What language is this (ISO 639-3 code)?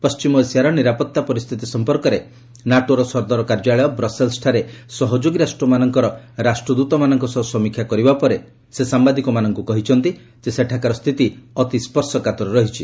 ori